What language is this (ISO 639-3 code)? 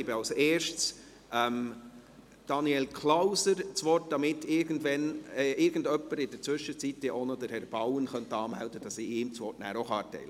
gsw